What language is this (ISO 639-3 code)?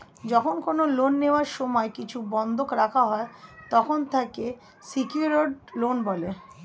ben